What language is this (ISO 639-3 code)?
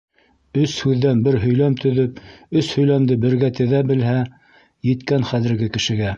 bak